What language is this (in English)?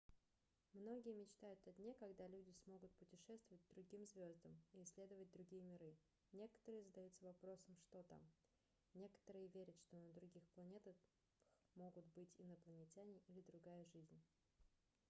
Russian